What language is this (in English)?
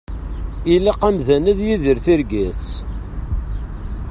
Kabyle